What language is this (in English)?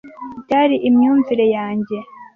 Kinyarwanda